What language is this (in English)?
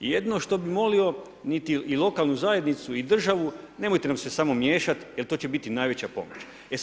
Croatian